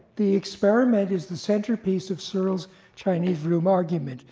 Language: English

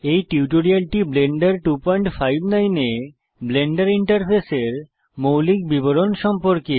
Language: Bangla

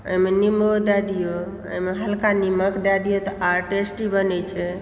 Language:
Maithili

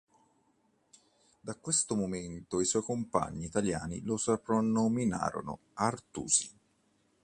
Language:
Italian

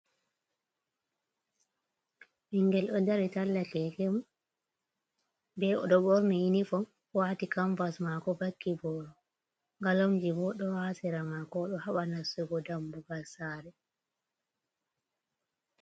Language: Fula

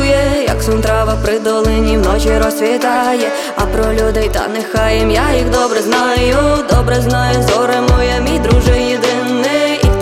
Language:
Ukrainian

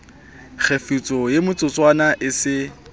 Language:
Southern Sotho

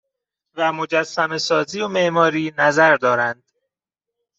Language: Persian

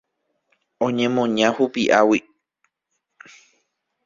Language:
Guarani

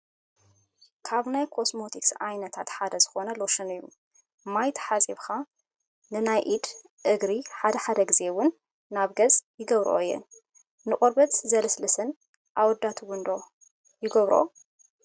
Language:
Tigrinya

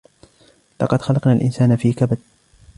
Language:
Arabic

